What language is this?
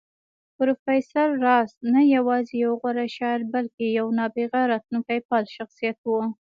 Pashto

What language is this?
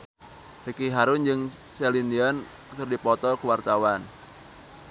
Sundanese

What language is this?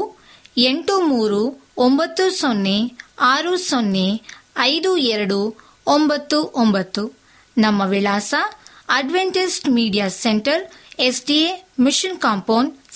Kannada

